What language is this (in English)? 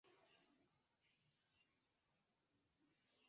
Esperanto